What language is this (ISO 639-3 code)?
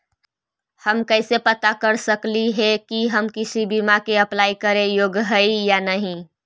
mag